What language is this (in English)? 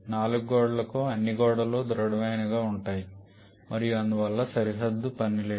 Telugu